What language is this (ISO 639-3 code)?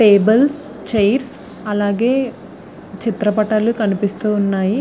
tel